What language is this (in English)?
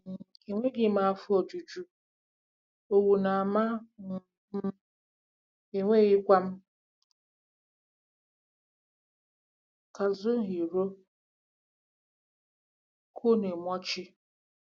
Igbo